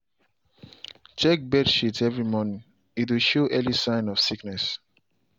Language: Nigerian Pidgin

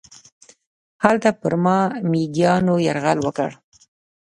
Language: Pashto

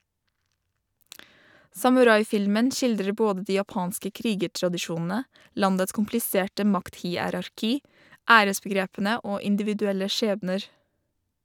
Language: Norwegian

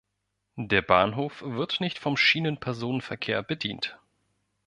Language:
German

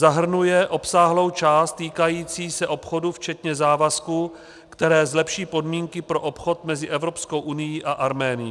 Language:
Czech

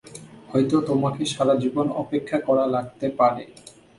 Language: Bangla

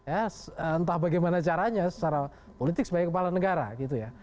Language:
Indonesian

